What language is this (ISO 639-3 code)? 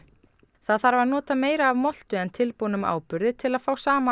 isl